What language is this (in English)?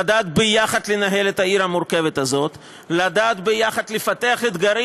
Hebrew